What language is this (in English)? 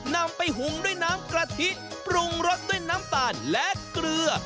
Thai